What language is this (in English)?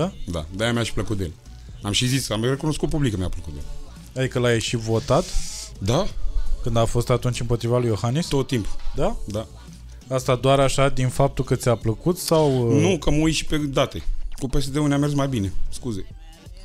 Romanian